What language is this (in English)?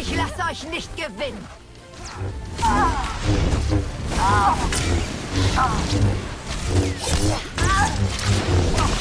German